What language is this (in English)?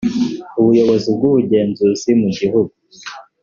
Kinyarwanda